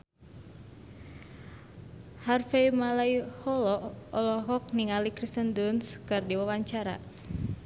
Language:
Sundanese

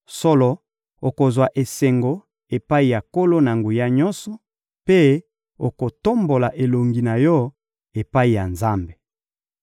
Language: Lingala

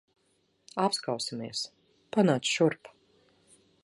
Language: Latvian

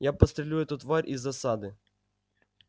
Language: Russian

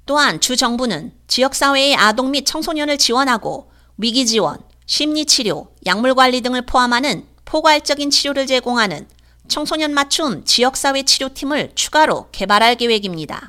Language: Korean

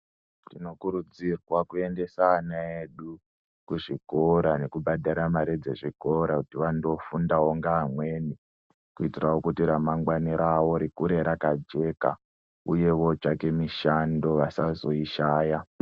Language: Ndau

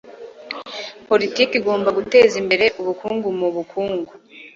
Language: Kinyarwanda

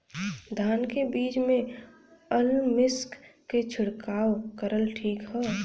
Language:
Bhojpuri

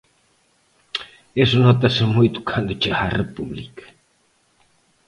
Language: Galician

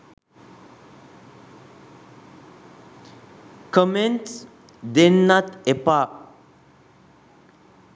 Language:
Sinhala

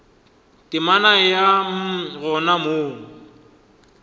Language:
Northern Sotho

